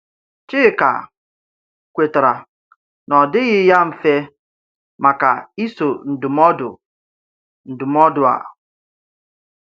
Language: Igbo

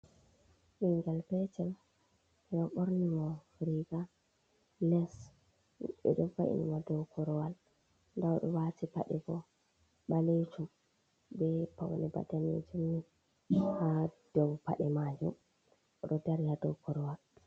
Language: Fula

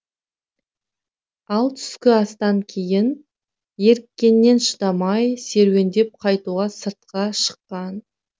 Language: Kazakh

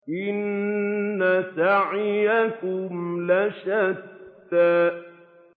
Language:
Arabic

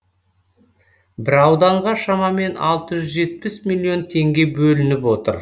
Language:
Kazakh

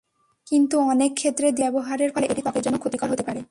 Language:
Bangla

